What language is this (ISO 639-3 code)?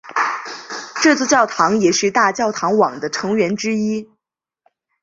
zho